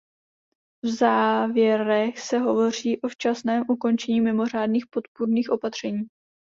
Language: Czech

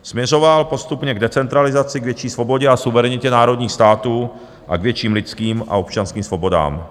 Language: Czech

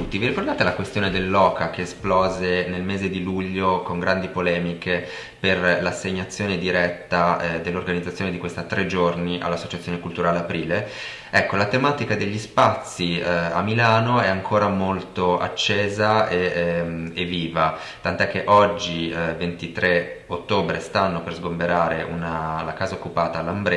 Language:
Italian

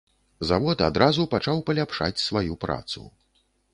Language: Belarusian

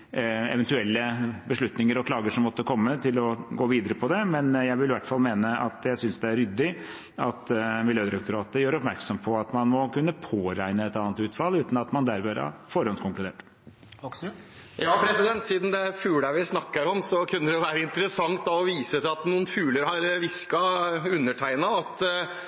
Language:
Norwegian Bokmål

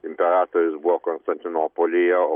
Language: Lithuanian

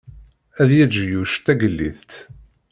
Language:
Kabyle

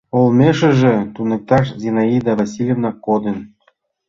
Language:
Mari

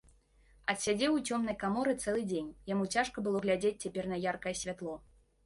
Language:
Belarusian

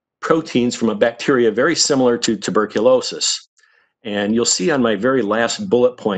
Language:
English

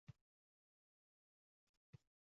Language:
Uzbek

